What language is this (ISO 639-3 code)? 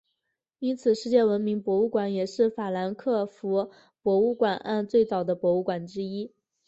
zho